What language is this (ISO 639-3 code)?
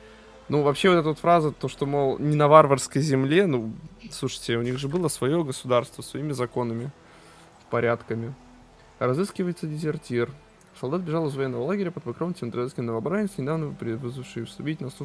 rus